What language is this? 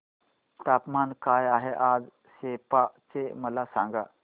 Marathi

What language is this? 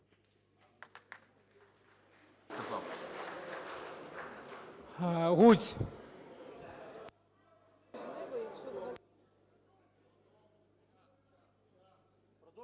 Ukrainian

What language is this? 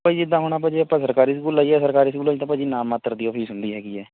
Punjabi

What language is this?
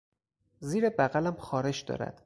Persian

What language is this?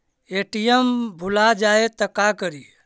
Magahi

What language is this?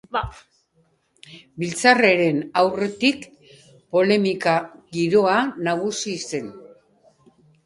Basque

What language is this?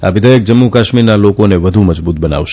Gujarati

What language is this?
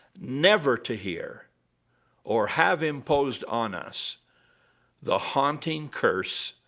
English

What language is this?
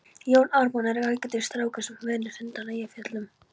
Icelandic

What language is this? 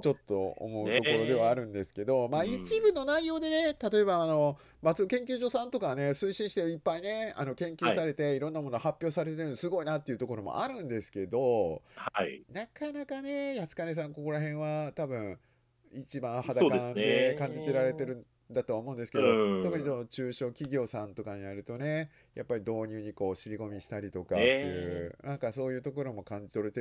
Japanese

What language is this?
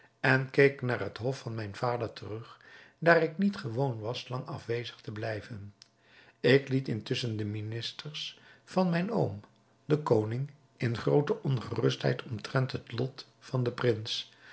Dutch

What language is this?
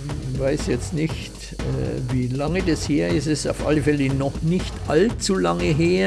German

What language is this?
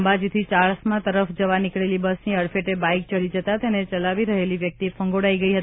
Gujarati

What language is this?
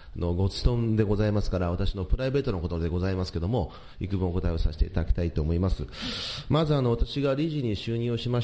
Japanese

